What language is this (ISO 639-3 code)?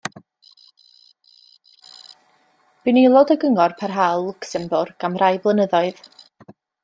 cym